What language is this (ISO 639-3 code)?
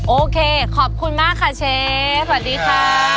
tha